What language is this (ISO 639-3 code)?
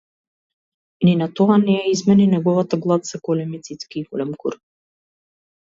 mkd